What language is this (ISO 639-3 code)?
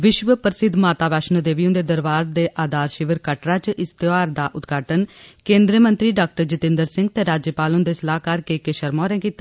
doi